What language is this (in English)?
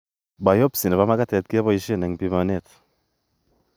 Kalenjin